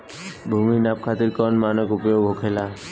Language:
Bhojpuri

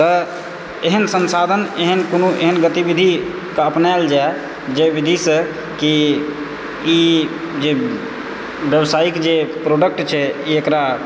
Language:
Maithili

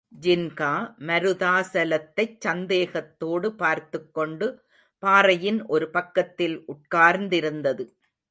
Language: Tamil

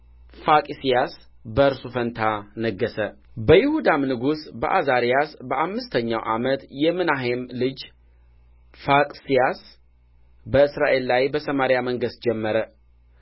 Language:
Amharic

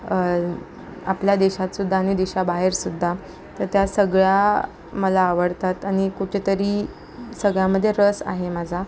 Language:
Marathi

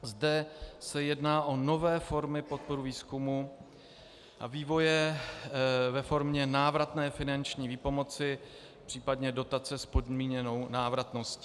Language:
Czech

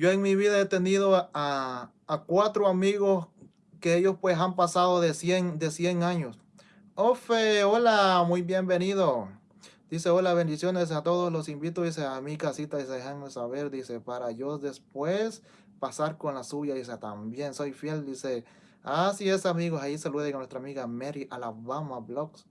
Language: Spanish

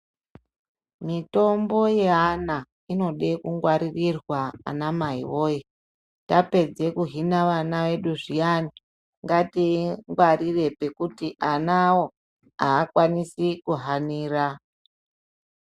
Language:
Ndau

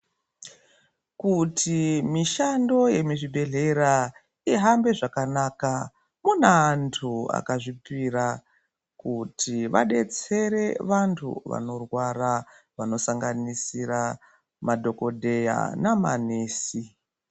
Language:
Ndau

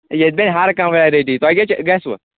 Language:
Kashmiri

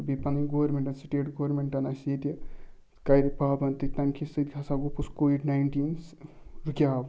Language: Kashmiri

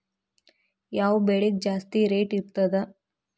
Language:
Kannada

